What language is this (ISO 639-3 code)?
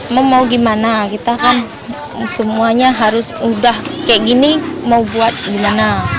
ind